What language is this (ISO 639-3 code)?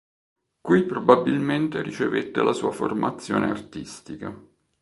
ita